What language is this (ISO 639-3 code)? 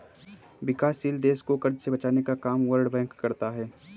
hin